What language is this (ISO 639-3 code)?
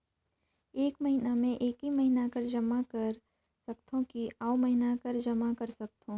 hne